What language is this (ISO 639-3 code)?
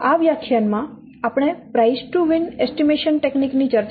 guj